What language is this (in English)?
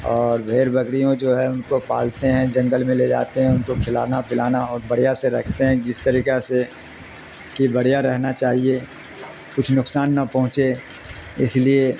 Urdu